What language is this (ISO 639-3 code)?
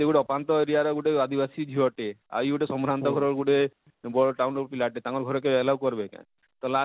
ori